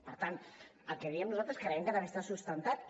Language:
Catalan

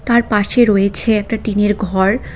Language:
Bangla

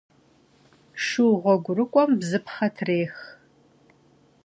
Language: Kabardian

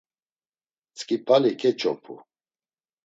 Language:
Laz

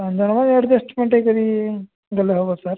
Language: Odia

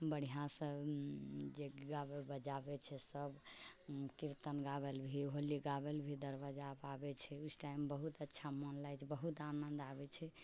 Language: Maithili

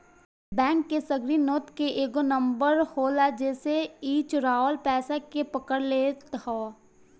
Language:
Bhojpuri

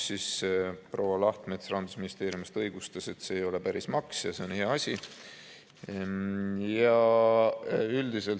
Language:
Estonian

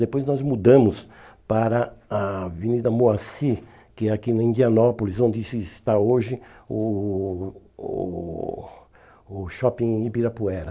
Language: Portuguese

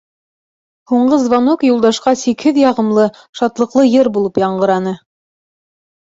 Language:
Bashkir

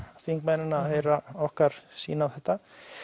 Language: Icelandic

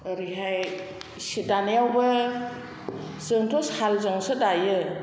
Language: Bodo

